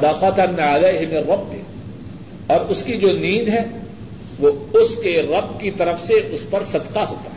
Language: Urdu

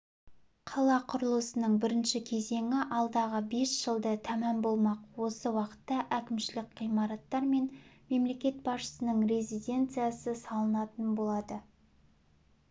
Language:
Kazakh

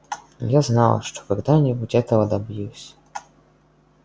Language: Russian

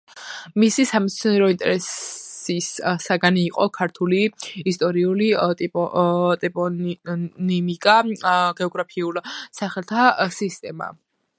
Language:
Georgian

